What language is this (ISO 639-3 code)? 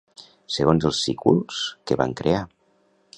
cat